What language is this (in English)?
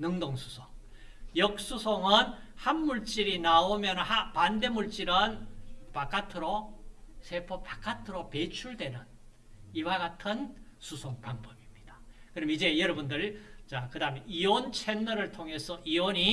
Korean